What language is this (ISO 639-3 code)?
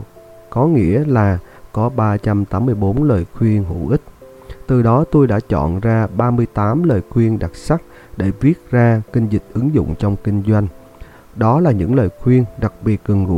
vie